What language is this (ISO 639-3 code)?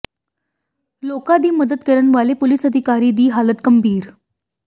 pan